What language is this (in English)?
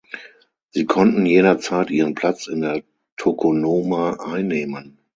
German